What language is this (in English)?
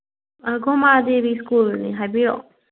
Manipuri